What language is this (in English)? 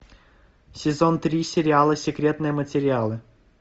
Russian